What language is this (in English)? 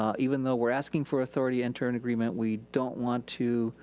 English